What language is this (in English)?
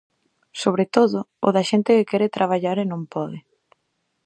Galician